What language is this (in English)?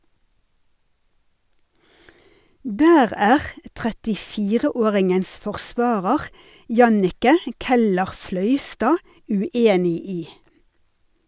Norwegian